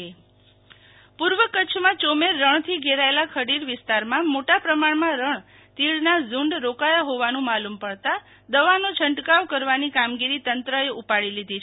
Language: Gujarati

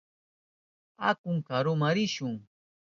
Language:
Southern Pastaza Quechua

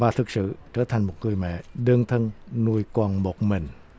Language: Vietnamese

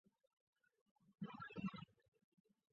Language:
Chinese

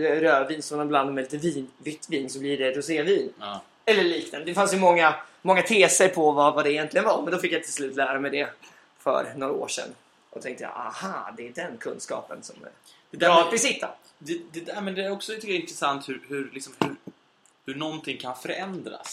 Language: Swedish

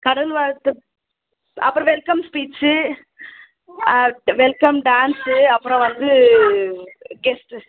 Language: Tamil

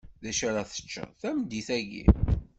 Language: Kabyle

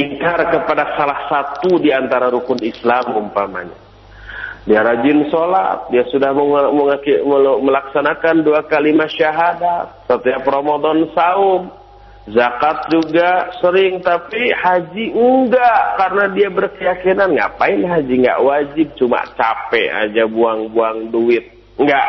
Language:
Indonesian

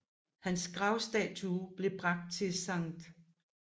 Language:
Danish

